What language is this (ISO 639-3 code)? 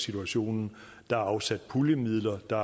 dan